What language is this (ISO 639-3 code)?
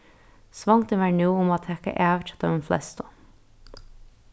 fao